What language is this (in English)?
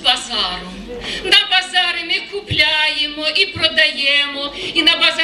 Ukrainian